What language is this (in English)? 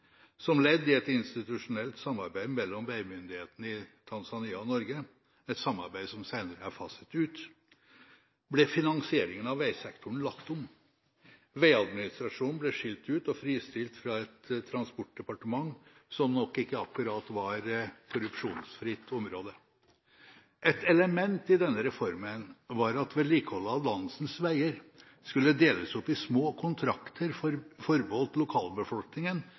Norwegian Bokmål